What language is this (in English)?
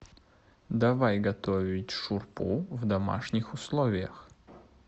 Russian